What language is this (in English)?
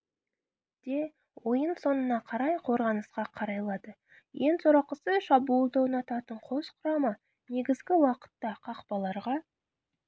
Kazakh